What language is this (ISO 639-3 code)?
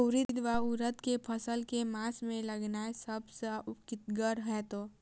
mai